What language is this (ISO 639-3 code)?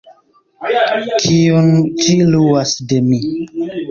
epo